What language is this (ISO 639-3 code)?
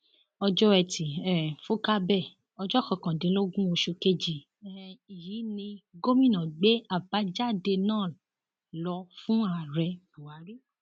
yor